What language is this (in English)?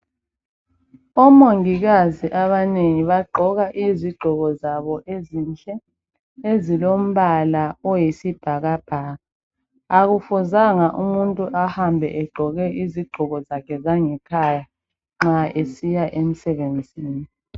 North Ndebele